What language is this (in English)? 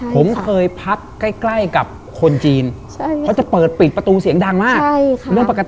Thai